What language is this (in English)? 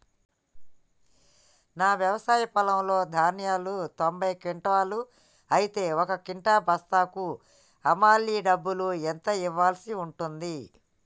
Telugu